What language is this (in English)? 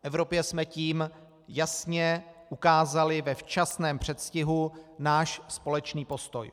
Czech